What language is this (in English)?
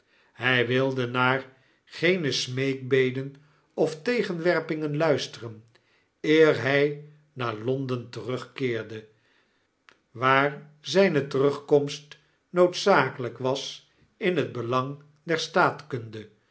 Dutch